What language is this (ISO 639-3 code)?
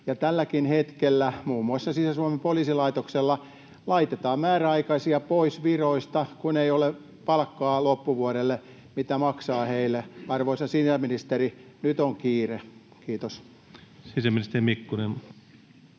fin